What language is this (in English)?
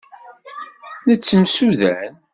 Kabyle